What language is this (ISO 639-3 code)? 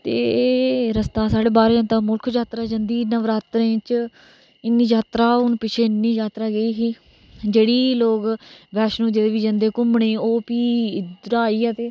doi